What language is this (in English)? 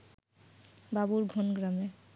Bangla